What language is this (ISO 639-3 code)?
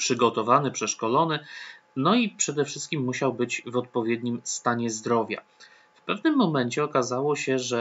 pol